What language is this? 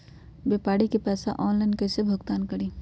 Magahi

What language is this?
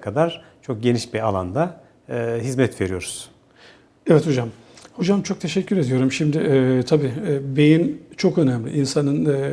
Turkish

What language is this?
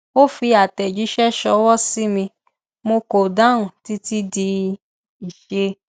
Yoruba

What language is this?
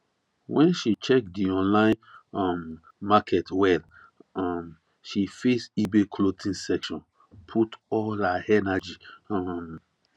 Nigerian Pidgin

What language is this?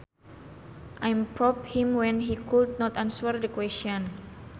Sundanese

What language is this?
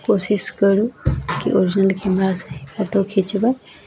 Maithili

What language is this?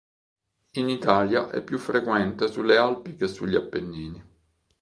Italian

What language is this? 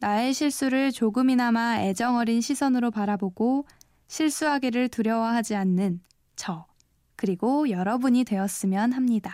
Korean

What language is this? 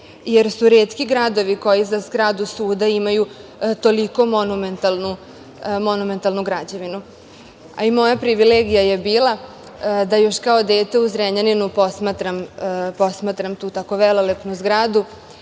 Serbian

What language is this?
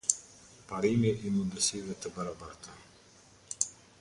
Albanian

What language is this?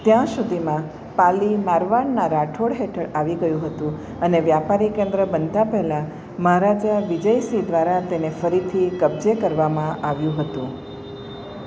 Gujarati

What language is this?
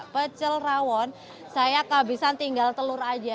Indonesian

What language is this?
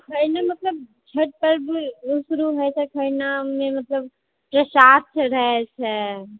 Maithili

